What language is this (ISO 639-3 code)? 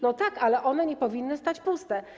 pol